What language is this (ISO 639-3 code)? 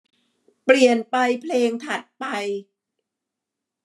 tha